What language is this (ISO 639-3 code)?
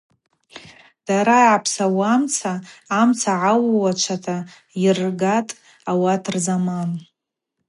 abq